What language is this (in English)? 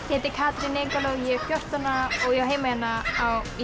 Icelandic